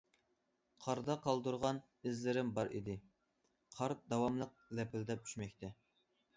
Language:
Uyghur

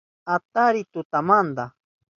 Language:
Southern Pastaza Quechua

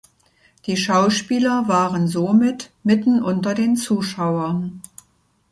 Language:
German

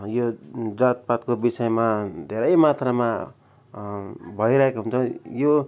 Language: Nepali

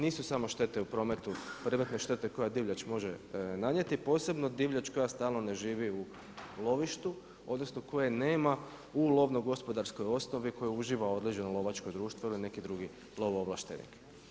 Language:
Croatian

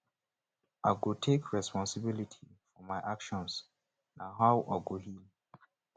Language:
Nigerian Pidgin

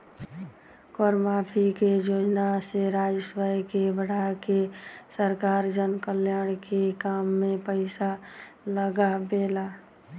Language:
Bhojpuri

